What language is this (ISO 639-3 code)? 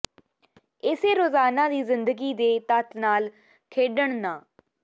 pan